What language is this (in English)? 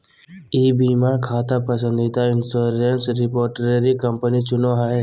Magahi